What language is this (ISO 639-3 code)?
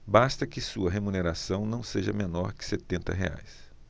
por